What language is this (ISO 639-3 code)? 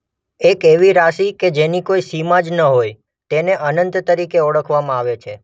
guj